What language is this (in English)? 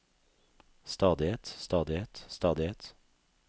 Norwegian